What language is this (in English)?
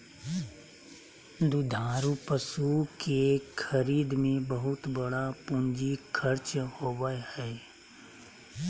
Magahi